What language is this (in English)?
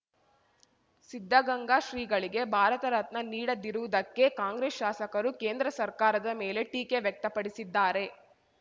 Kannada